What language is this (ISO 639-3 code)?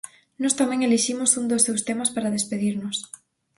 glg